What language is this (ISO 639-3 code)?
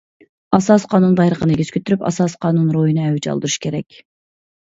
uig